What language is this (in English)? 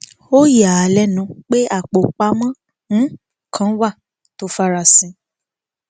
Yoruba